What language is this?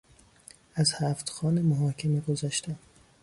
Persian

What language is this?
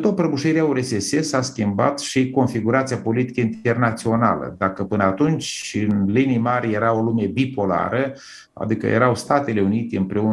Romanian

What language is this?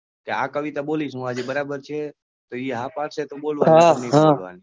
Gujarati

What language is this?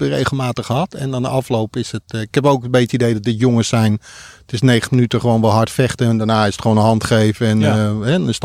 Dutch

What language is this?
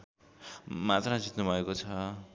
Nepali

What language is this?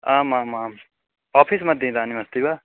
Sanskrit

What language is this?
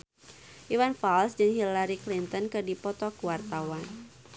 Sundanese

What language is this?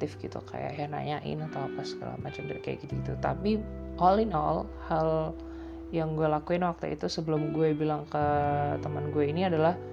Indonesian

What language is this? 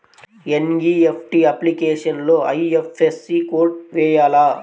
Telugu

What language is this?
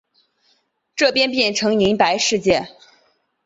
Chinese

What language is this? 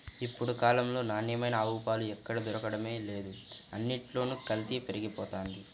Telugu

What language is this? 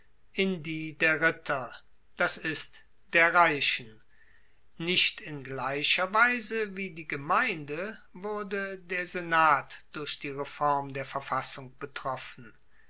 German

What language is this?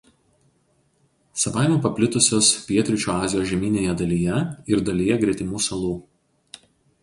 Lithuanian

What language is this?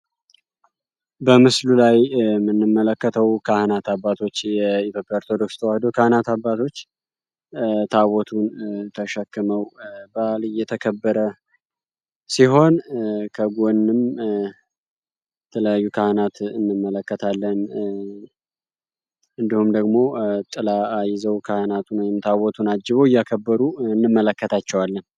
Amharic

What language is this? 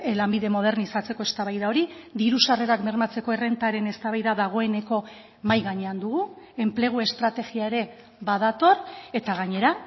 Basque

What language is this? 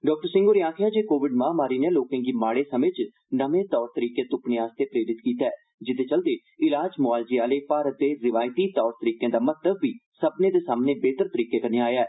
Dogri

